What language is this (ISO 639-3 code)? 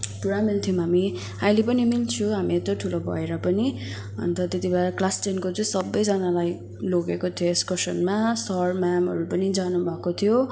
nep